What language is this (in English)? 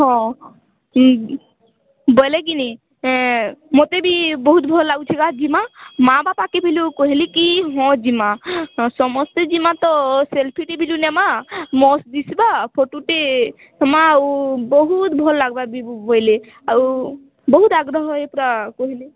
Odia